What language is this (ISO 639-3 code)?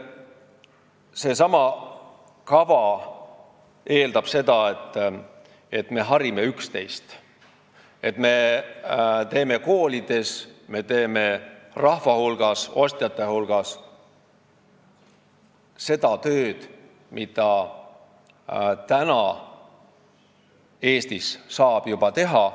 est